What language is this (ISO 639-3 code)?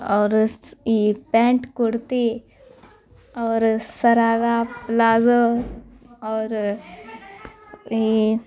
urd